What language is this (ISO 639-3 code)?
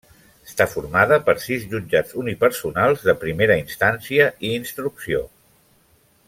cat